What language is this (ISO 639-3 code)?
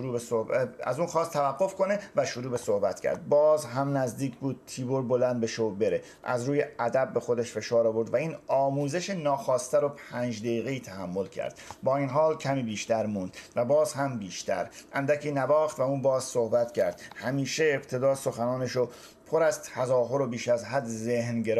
fas